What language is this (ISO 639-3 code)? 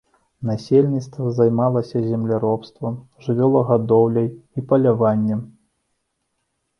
bel